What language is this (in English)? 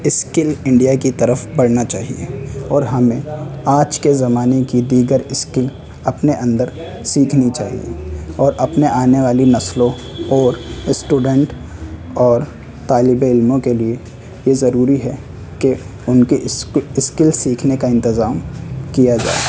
Urdu